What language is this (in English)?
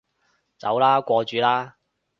Cantonese